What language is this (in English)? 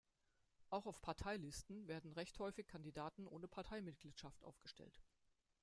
German